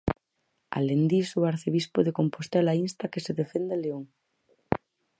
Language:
Galician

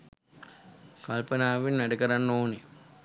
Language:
Sinhala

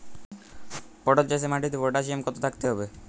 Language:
Bangla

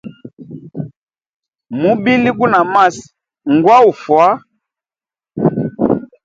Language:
Hemba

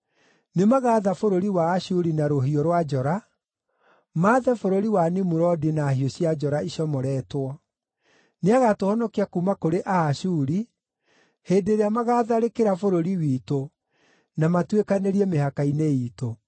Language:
Kikuyu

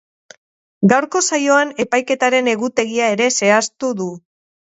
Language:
Basque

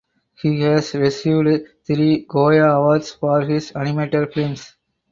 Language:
English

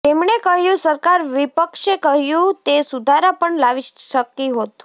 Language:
Gujarati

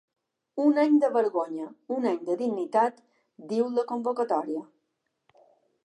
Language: Catalan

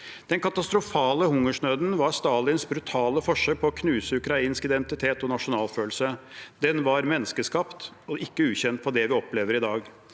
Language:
Norwegian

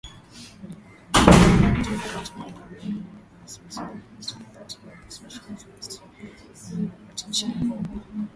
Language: Swahili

